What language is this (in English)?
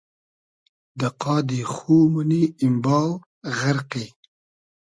Hazaragi